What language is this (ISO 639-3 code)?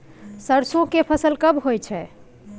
mai